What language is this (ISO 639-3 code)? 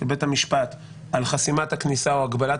heb